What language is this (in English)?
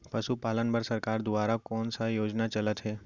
Chhattisgarhi